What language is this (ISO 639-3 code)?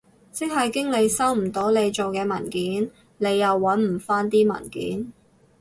yue